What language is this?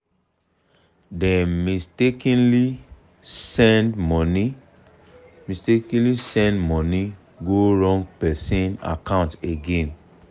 Nigerian Pidgin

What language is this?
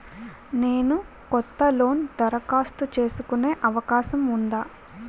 Telugu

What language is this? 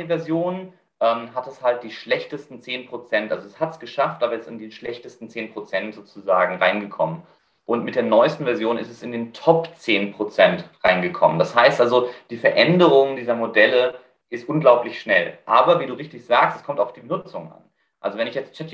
German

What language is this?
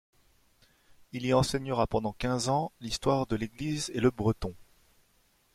French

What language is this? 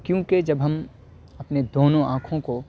Urdu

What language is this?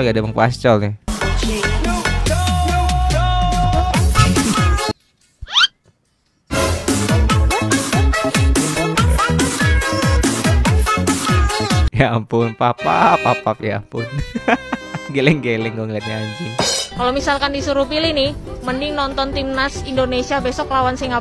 Indonesian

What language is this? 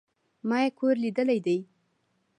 Pashto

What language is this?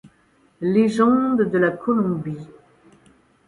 French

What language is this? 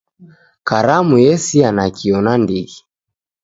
Taita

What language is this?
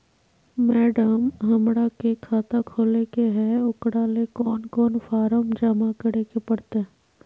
Magahi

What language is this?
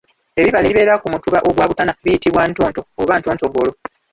Ganda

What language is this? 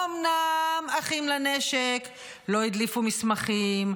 Hebrew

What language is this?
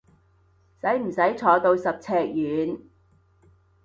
Cantonese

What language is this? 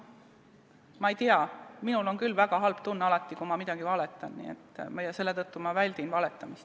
Estonian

